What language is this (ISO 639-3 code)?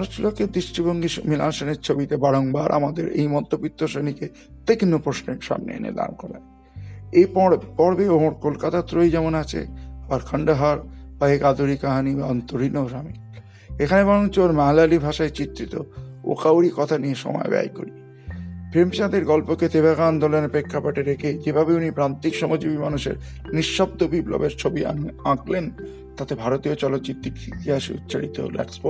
ben